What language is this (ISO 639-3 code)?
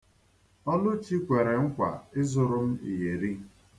ibo